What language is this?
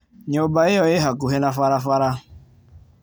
Kikuyu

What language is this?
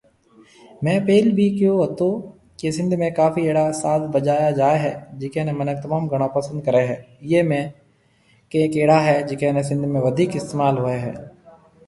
Marwari (Pakistan)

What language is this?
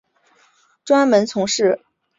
Chinese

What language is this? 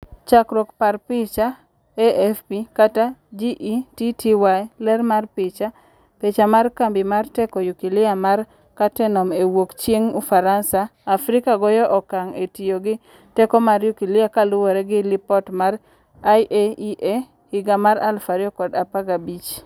Luo (Kenya and Tanzania)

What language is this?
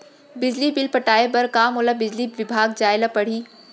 Chhattisgarhi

